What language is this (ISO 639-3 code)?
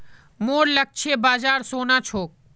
mag